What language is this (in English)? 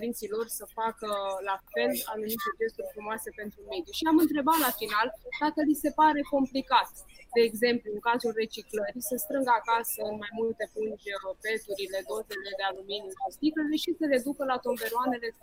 Romanian